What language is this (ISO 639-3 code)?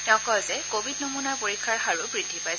asm